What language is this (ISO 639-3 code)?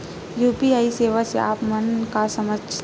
hne